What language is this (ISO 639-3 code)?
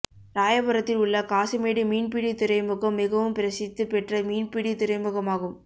tam